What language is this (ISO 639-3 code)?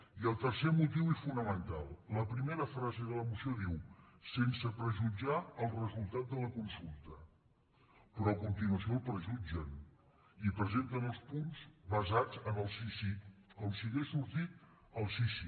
cat